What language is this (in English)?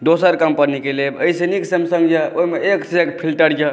Maithili